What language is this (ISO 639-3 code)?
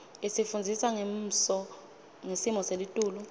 ssw